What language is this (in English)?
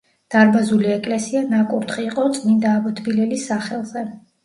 Georgian